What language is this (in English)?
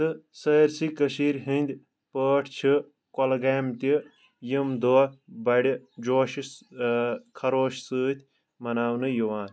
Kashmiri